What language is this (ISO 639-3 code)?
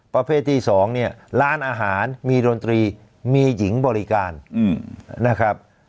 tha